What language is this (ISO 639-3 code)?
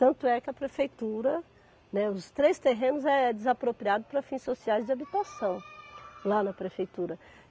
por